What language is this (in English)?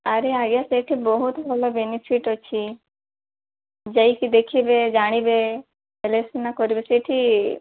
Odia